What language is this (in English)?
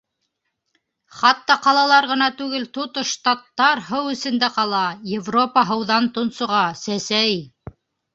Bashkir